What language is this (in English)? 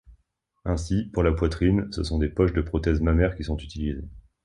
French